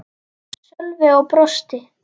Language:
Icelandic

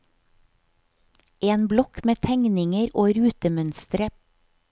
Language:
Norwegian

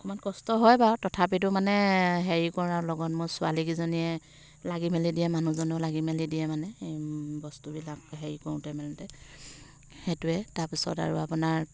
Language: Assamese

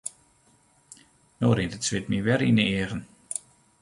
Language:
Western Frisian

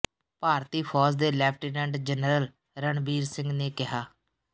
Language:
Punjabi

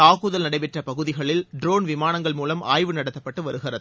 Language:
Tamil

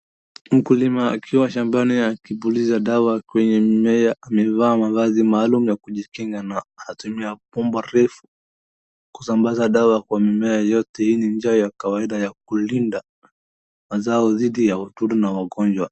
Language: Swahili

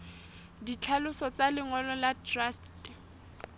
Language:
Southern Sotho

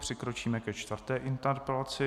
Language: Czech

